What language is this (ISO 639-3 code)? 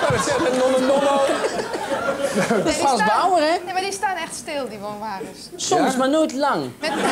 nld